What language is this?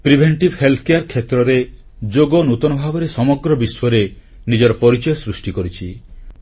Odia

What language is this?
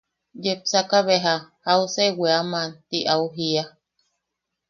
Yaqui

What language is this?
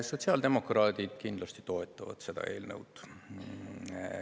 Estonian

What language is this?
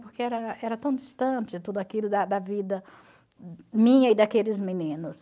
Portuguese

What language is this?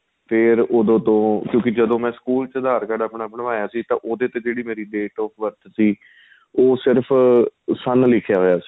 Punjabi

